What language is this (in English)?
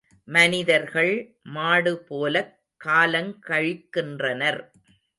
Tamil